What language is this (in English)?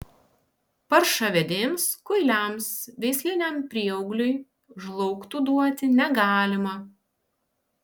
Lithuanian